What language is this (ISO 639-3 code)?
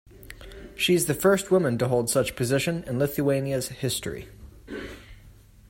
eng